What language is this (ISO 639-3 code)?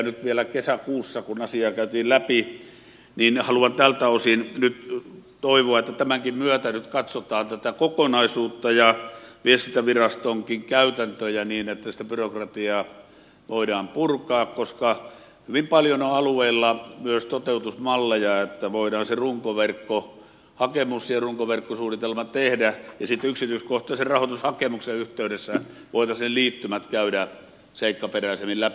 fin